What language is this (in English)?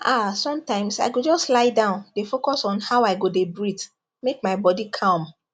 Nigerian Pidgin